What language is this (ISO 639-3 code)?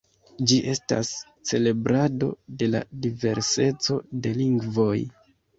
epo